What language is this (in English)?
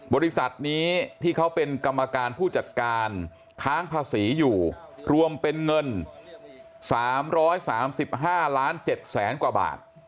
Thai